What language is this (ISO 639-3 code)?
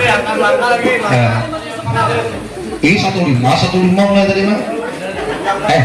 ind